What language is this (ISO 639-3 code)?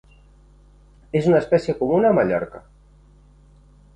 cat